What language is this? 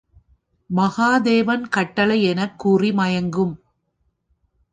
Tamil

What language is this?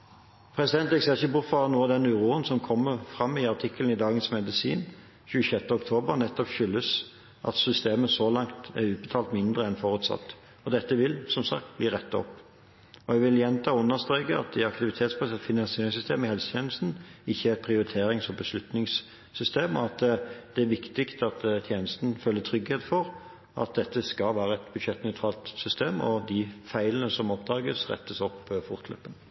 Norwegian Bokmål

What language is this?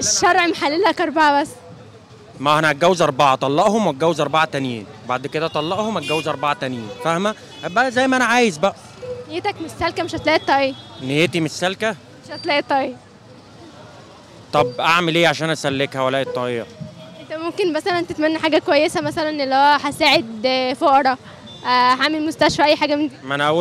Arabic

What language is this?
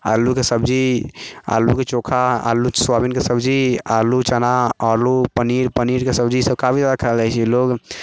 Maithili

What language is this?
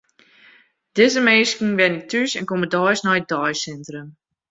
Western Frisian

